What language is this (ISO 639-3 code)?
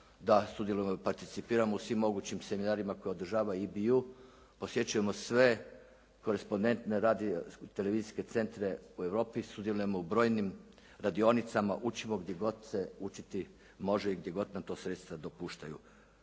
hrv